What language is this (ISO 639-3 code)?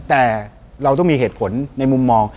tha